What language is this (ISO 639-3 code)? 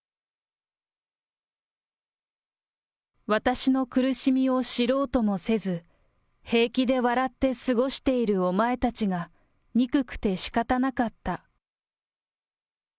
jpn